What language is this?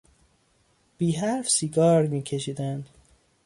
Persian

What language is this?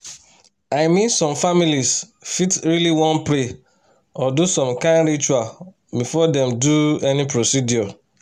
Nigerian Pidgin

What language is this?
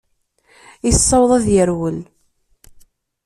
Kabyle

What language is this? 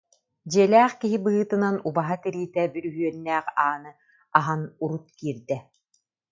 Yakut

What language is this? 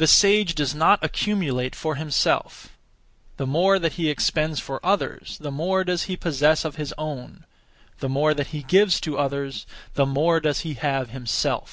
English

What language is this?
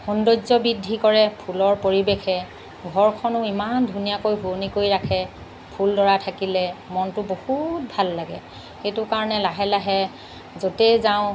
Assamese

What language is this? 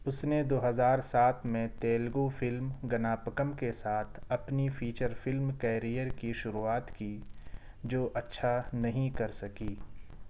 Urdu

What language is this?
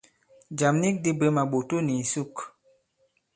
Bankon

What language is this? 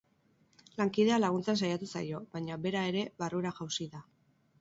Basque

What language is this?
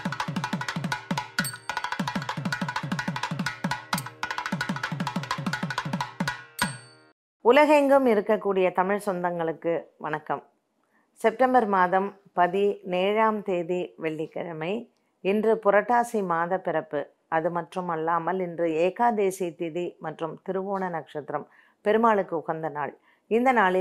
Tamil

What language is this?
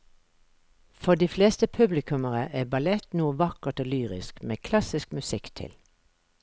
Norwegian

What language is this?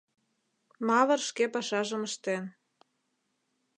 Mari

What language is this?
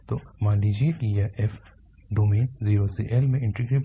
Hindi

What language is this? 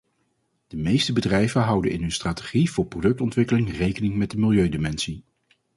Dutch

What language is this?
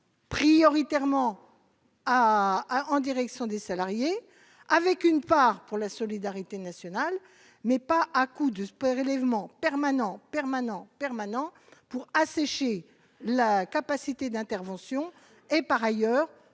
French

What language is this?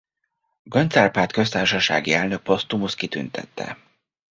Hungarian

